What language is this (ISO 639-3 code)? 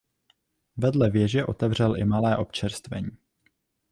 ces